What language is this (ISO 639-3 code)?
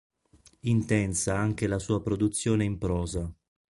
ita